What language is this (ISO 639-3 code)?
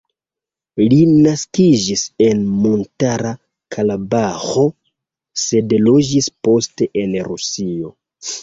epo